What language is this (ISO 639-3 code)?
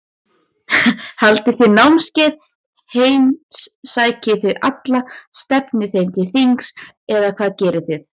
isl